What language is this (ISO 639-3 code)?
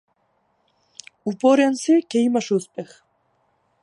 mkd